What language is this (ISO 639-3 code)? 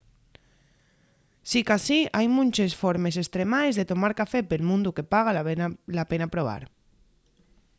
ast